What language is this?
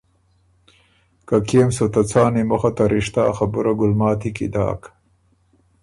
Ormuri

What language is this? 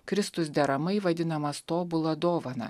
Lithuanian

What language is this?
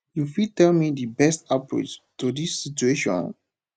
Nigerian Pidgin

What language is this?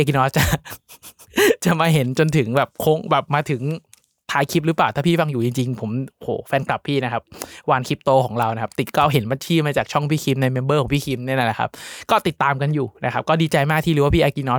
Thai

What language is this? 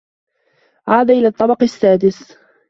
Arabic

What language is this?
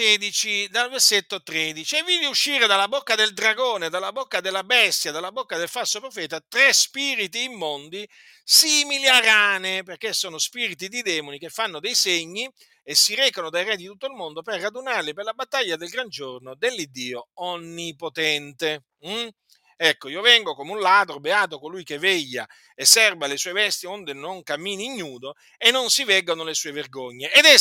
Italian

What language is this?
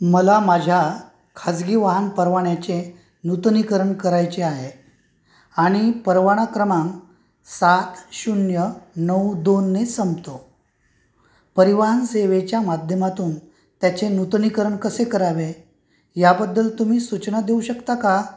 Marathi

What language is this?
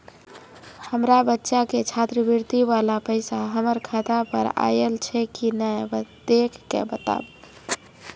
Maithili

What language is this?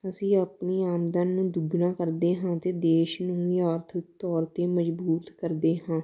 Punjabi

